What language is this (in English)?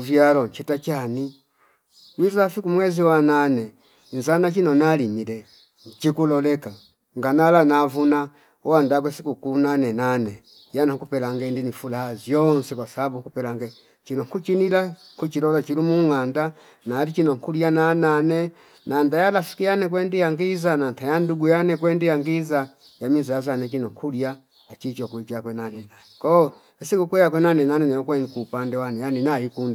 Fipa